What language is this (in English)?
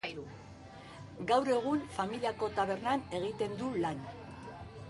Basque